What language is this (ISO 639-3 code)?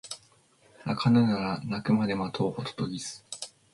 jpn